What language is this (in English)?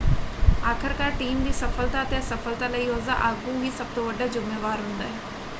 Punjabi